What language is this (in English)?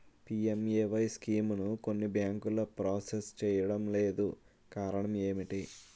Telugu